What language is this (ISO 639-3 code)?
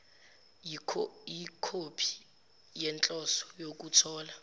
zul